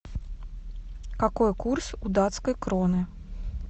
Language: Russian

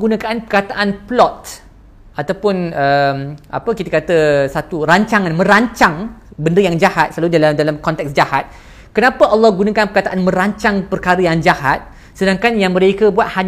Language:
Malay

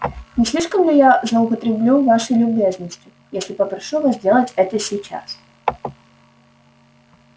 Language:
Russian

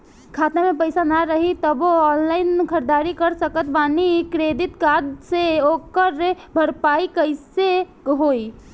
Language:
Bhojpuri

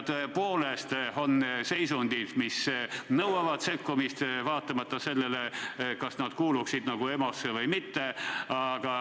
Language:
Estonian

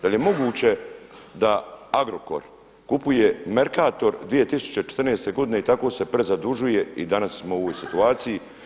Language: Croatian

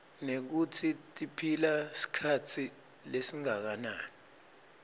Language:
Swati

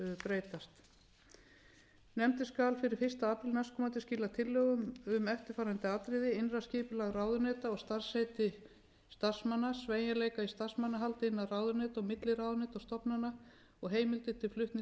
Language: Icelandic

